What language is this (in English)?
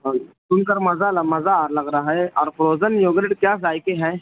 Urdu